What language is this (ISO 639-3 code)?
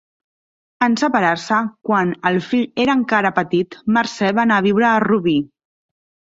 cat